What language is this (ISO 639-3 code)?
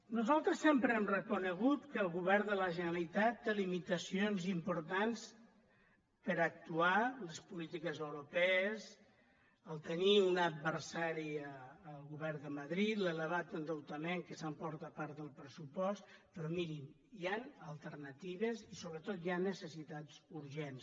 cat